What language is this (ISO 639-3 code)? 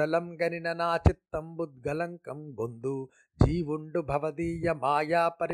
tel